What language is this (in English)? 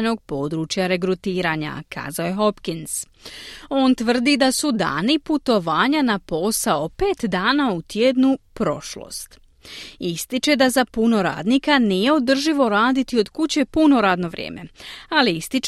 Croatian